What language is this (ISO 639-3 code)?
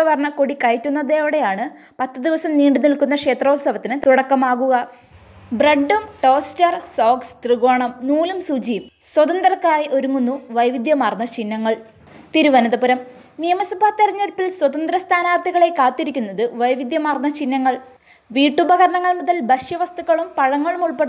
mal